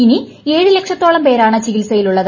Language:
Malayalam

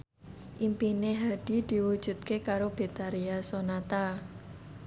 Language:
Javanese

